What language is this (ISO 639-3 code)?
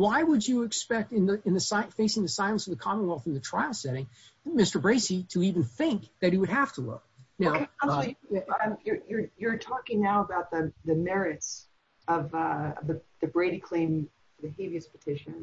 eng